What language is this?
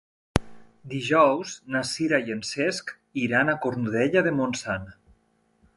Catalan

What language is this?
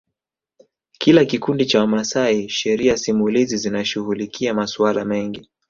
Swahili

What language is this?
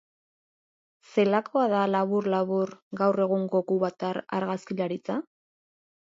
Basque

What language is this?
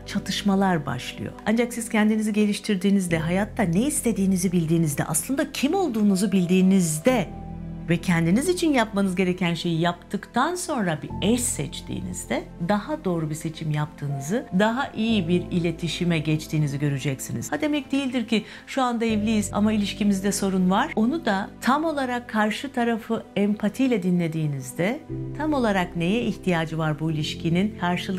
Turkish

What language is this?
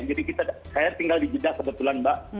Indonesian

